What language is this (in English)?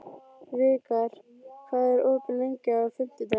Icelandic